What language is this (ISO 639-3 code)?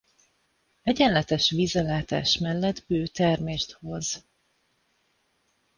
hun